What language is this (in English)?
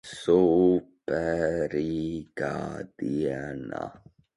Latvian